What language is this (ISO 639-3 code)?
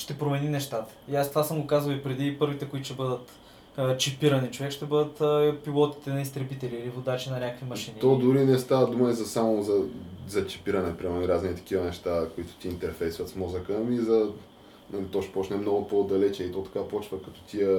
bul